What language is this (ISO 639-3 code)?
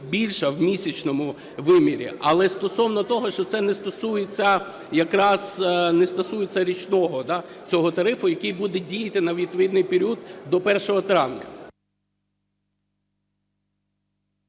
ukr